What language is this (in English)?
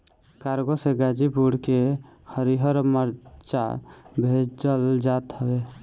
Bhojpuri